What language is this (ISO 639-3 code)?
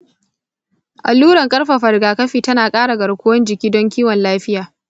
hau